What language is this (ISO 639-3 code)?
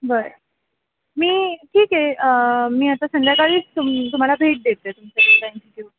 mar